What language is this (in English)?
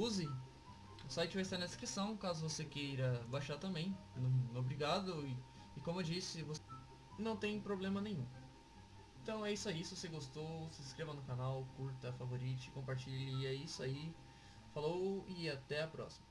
Portuguese